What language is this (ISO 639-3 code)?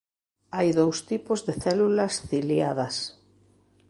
glg